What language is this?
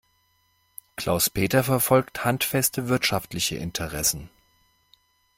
German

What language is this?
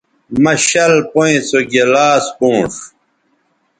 Bateri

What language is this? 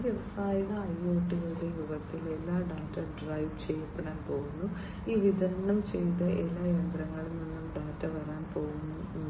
Malayalam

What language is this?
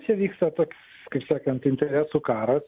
Lithuanian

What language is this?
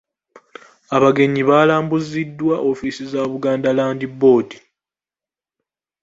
Ganda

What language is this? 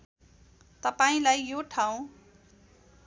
Nepali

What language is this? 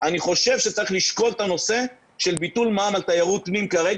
Hebrew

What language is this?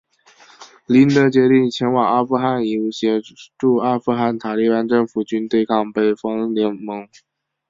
Chinese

